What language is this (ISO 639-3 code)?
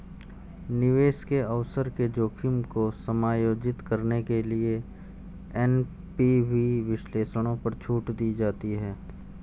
hin